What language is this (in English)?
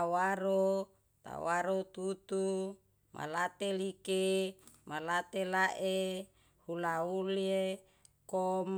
Yalahatan